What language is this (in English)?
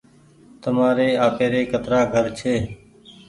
Goaria